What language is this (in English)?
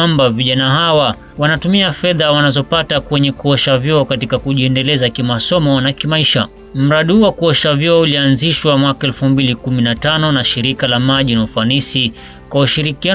Swahili